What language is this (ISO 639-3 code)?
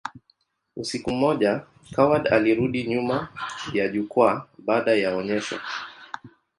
swa